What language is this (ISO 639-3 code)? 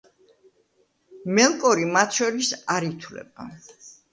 kat